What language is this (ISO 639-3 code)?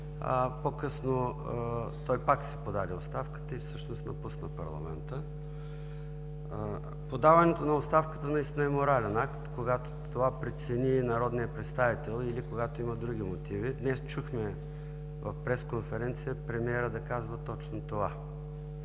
bul